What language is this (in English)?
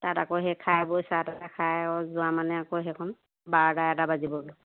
Assamese